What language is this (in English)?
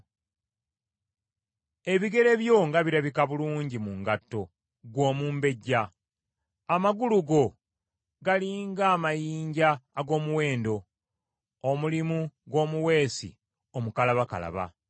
Ganda